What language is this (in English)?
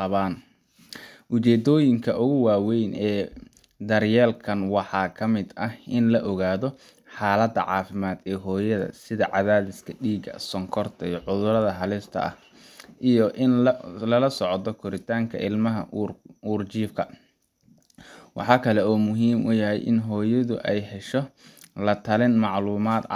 Somali